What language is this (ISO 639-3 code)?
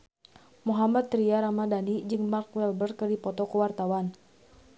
sun